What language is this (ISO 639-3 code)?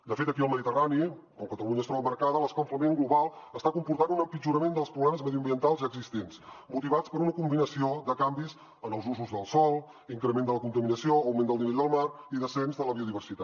cat